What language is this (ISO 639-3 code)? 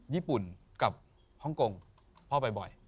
tha